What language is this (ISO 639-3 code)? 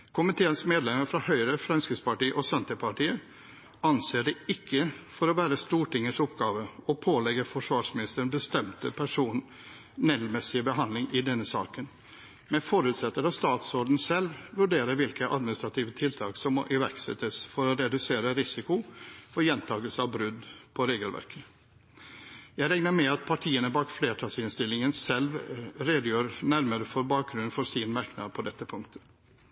nob